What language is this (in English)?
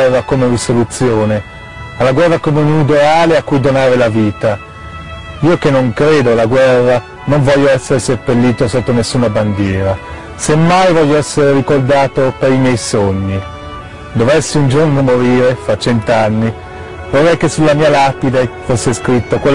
Italian